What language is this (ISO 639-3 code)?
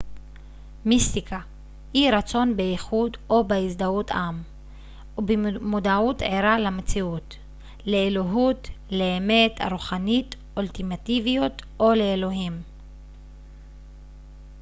heb